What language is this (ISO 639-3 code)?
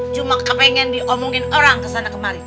ind